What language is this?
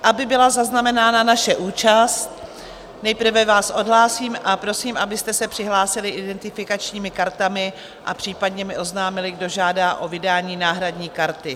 Czech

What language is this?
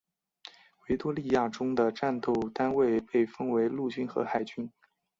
Chinese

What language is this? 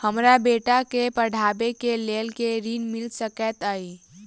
Maithili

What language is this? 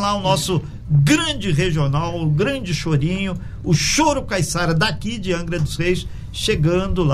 Portuguese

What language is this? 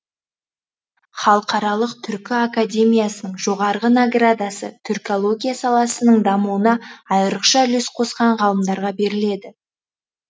Kazakh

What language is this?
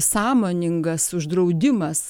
Lithuanian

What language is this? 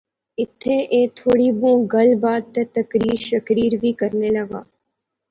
Pahari-Potwari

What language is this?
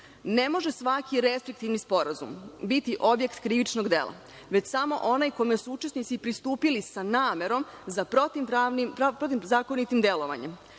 Serbian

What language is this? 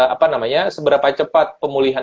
Indonesian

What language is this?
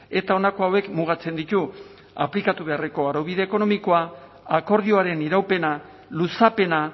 Basque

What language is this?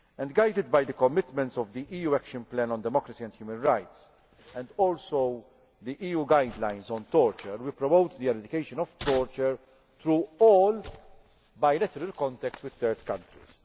English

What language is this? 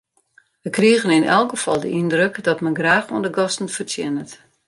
Western Frisian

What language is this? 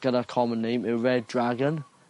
Welsh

